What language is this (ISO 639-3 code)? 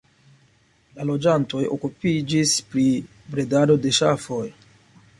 epo